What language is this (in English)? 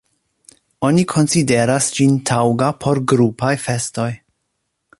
Esperanto